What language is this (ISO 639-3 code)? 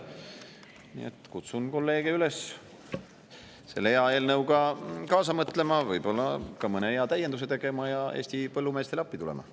est